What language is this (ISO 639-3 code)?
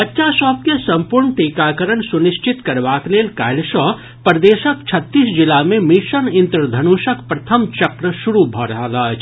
mai